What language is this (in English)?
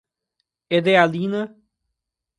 Portuguese